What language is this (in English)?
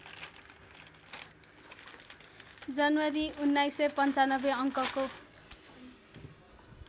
Nepali